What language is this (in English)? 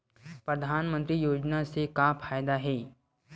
Chhattisgarhi